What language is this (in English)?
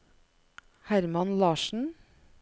Norwegian